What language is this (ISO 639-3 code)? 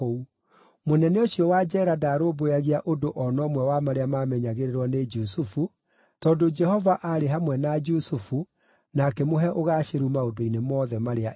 kik